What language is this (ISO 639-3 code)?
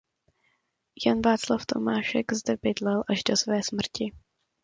ces